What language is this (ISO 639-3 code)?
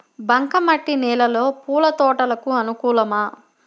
tel